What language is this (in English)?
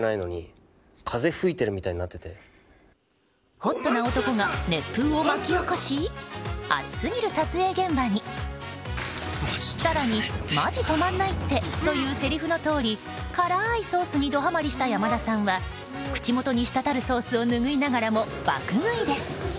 Japanese